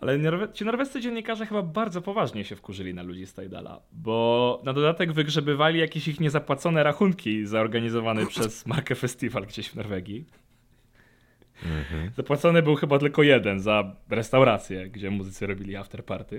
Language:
Polish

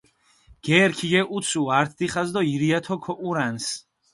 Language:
Mingrelian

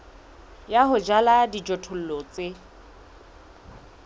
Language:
Southern Sotho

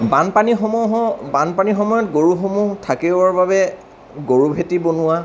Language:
Assamese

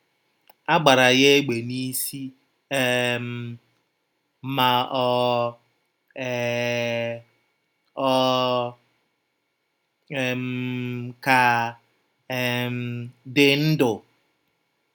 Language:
Igbo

